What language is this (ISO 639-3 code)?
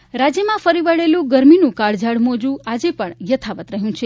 guj